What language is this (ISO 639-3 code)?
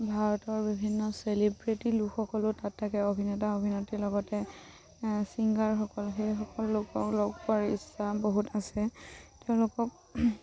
asm